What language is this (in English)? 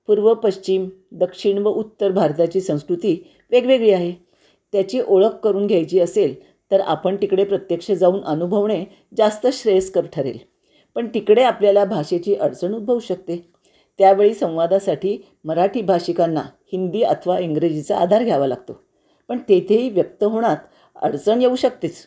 Marathi